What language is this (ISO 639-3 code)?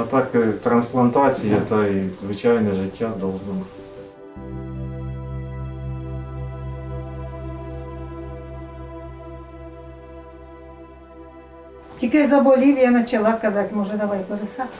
rus